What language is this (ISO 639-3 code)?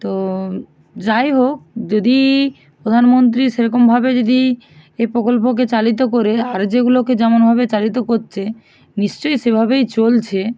ben